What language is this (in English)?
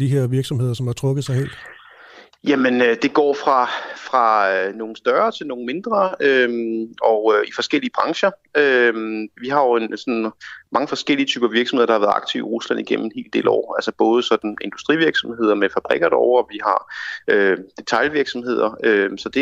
Danish